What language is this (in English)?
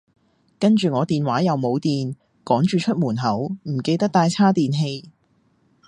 Cantonese